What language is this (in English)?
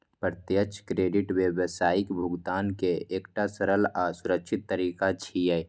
Maithili